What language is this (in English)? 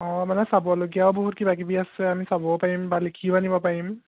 Assamese